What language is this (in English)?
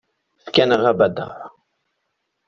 Kabyle